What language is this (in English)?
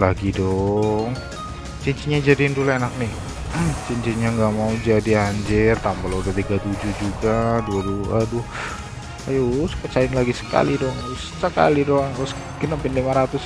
Indonesian